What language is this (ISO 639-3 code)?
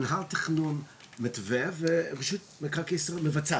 heb